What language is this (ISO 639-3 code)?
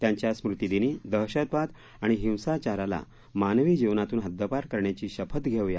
mar